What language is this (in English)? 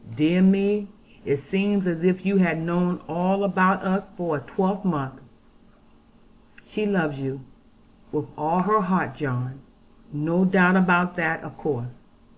English